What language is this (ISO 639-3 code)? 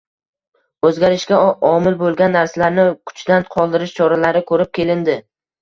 uzb